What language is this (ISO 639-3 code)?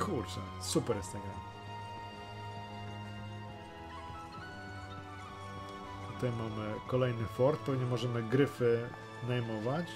pol